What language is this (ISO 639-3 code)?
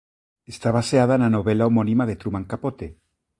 glg